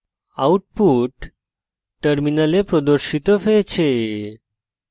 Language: Bangla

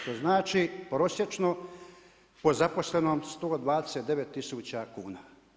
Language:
Croatian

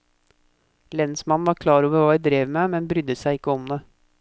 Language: Norwegian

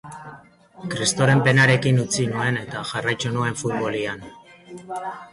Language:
Basque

